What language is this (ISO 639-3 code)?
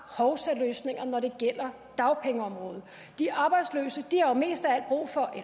dan